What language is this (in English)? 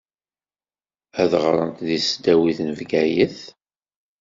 Kabyle